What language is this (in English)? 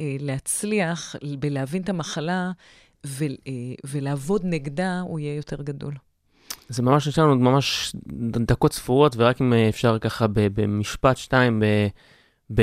Hebrew